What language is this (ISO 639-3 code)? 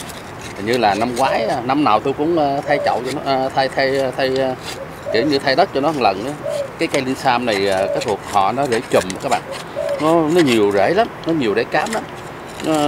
vie